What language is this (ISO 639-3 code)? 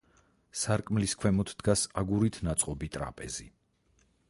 kat